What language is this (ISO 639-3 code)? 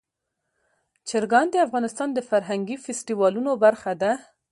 pus